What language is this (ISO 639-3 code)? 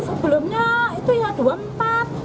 ind